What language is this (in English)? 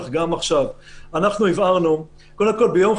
Hebrew